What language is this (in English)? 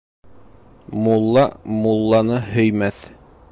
Bashkir